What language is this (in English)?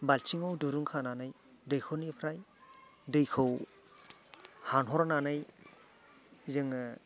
Bodo